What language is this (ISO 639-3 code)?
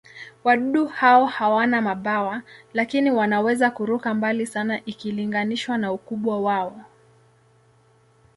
swa